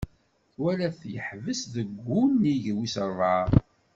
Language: Kabyle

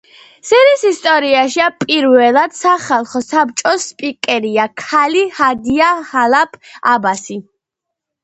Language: Georgian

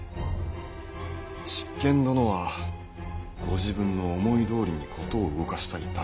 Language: Japanese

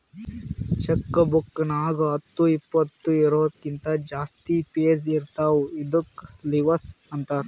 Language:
Kannada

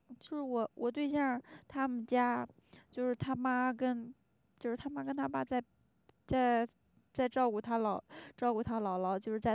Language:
Chinese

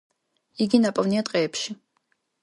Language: Georgian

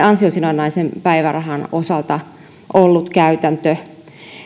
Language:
Finnish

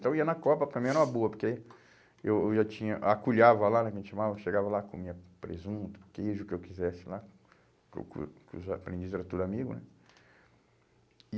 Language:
Portuguese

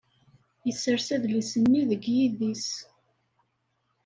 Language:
Kabyle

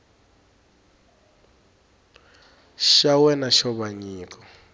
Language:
Tsonga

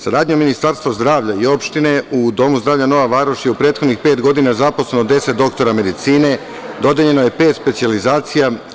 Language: Serbian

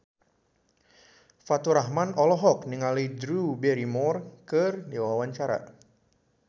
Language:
Sundanese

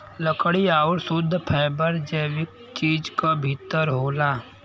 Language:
Bhojpuri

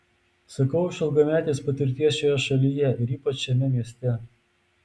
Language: Lithuanian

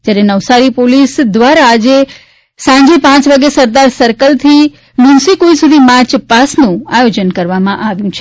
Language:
Gujarati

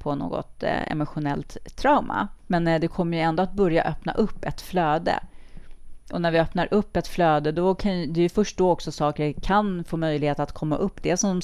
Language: Swedish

